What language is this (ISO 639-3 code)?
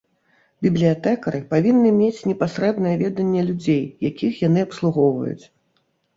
bel